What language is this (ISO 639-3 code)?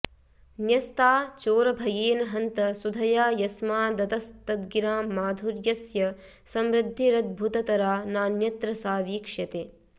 san